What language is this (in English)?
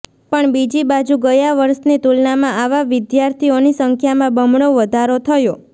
Gujarati